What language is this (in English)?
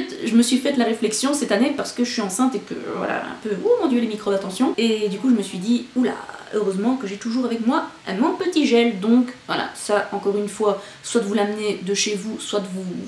French